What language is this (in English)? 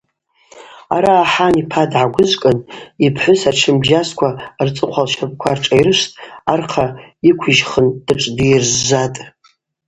Abaza